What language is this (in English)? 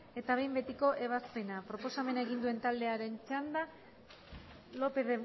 Basque